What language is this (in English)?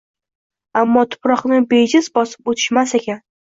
Uzbek